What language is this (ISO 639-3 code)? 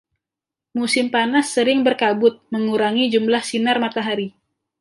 ind